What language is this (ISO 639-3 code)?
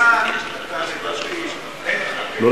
heb